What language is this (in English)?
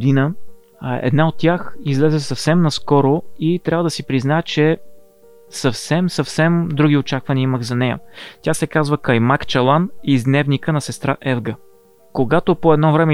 Bulgarian